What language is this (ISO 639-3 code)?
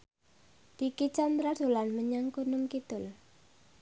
jav